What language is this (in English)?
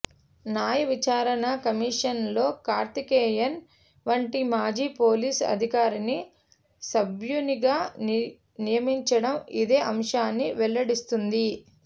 Telugu